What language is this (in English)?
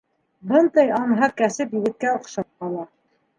Bashkir